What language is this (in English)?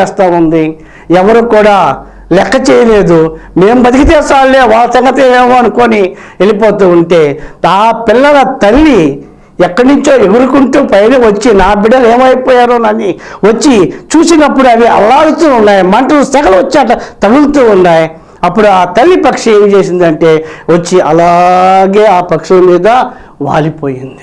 Telugu